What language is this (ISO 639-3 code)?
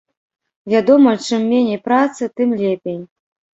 bel